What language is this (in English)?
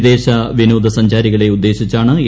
Malayalam